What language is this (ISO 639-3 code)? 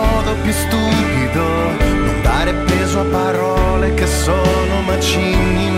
ita